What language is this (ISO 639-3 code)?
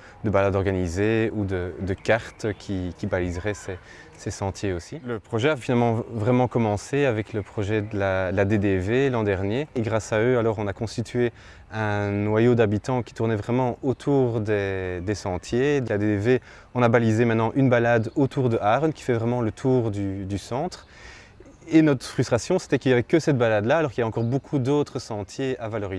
fra